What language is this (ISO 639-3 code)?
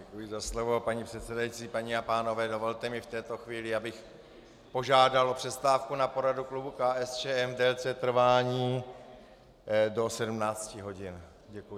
ces